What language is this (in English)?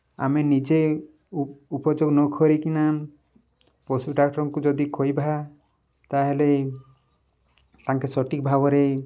Odia